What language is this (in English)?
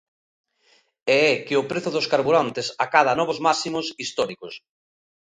Galician